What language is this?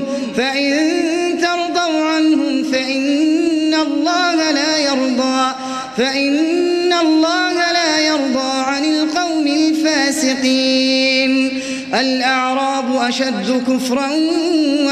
Arabic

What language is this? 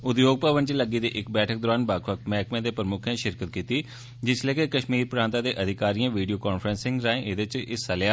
Dogri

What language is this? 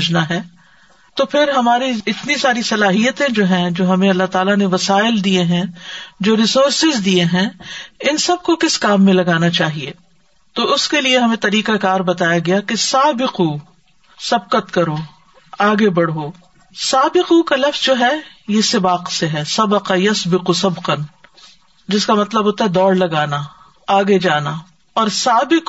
Urdu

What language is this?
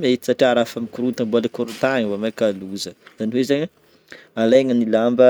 Northern Betsimisaraka Malagasy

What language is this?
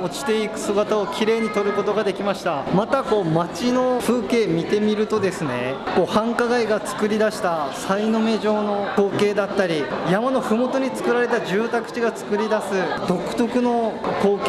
Japanese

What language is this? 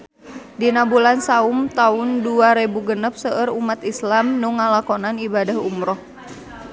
Sundanese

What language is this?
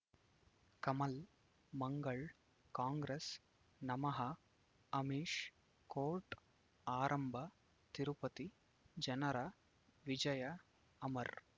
Kannada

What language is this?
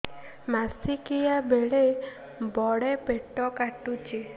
Odia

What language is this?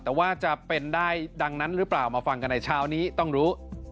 Thai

